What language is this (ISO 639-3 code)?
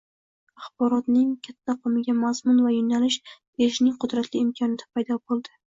uzb